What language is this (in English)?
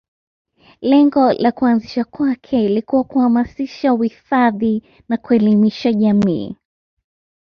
Swahili